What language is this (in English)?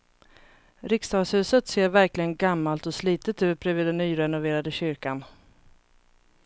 Swedish